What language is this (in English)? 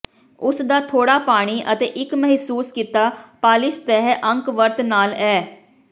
Punjabi